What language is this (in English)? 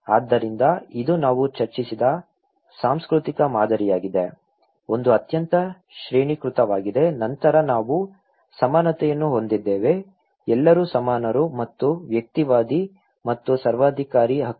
Kannada